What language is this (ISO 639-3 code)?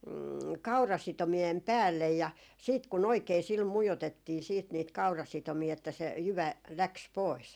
fin